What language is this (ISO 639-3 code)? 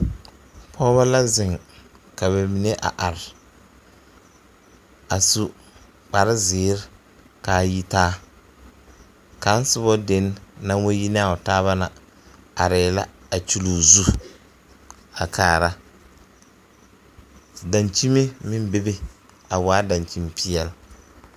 dga